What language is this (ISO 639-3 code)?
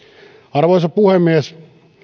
fin